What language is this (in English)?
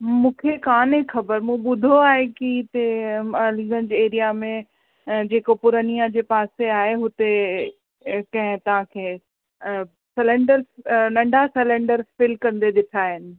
Sindhi